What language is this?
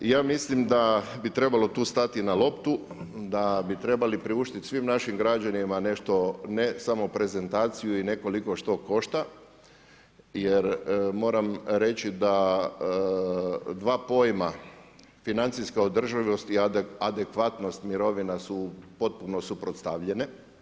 Croatian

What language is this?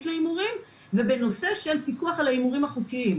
Hebrew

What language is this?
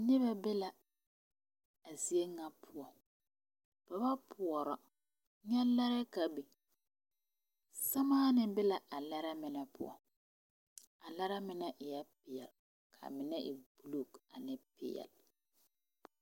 Southern Dagaare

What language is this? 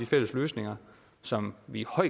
Danish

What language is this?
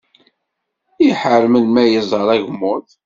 Kabyle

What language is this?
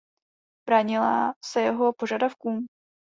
Czech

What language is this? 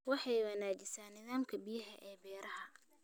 Somali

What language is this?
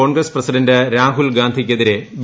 Malayalam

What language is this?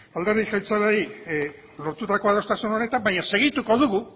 Basque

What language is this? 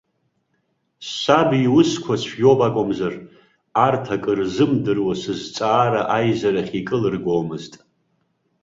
Abkhazian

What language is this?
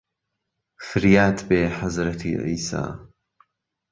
Central Kurdish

